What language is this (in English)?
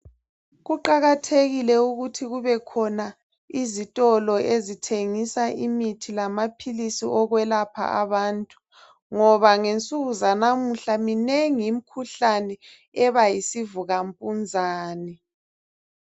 North Ndebele